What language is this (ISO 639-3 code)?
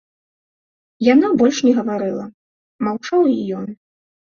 bel